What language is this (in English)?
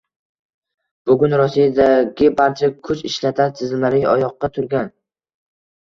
Uzbek